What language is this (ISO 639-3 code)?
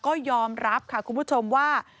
tha